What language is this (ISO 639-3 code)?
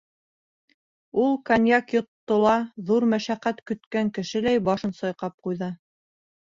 bak